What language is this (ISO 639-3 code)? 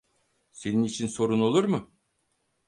tur